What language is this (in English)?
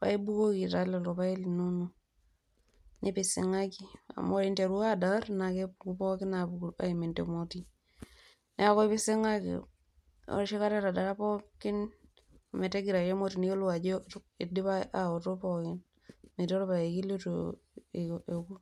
Masai